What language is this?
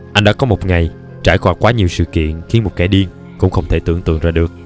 Vietnamese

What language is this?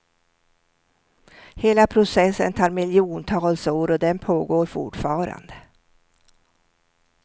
Swedish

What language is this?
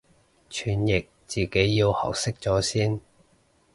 Cantonese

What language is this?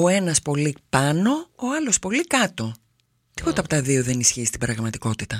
Greek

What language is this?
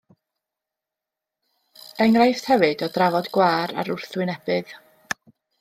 Welsh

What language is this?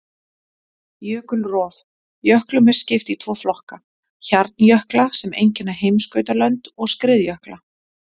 Icelandic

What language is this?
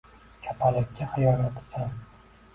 Uzbek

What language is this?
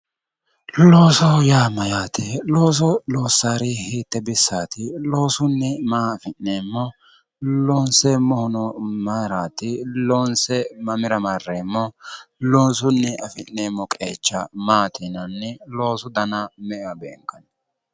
Sidamo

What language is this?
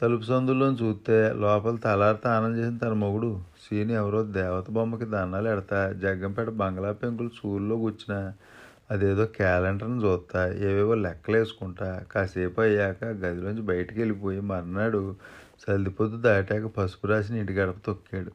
Telugu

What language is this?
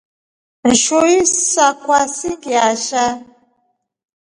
Rombo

